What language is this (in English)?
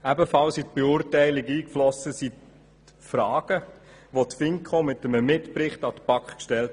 Swiss German